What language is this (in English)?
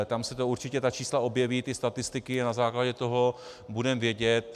Czech